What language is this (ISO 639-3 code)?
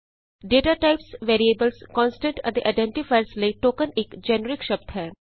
pan